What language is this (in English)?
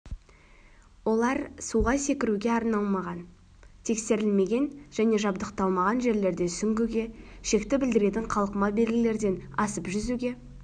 Kazakh